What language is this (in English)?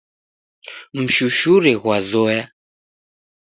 Taita